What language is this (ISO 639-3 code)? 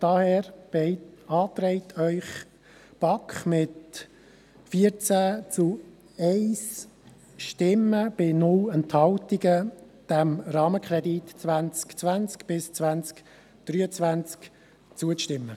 gsw